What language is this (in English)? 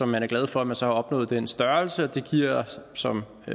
Danish